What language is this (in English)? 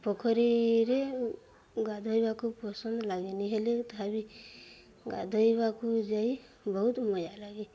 Odia